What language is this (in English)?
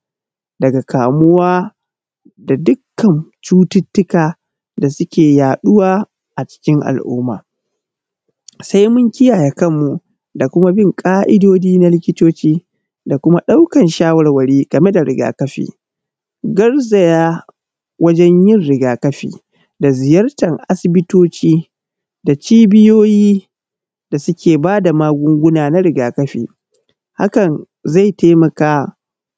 Hausa